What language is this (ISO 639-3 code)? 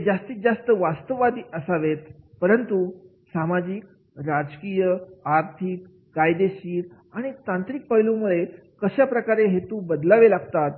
mar